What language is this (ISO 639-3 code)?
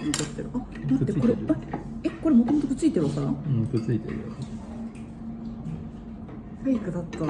jpn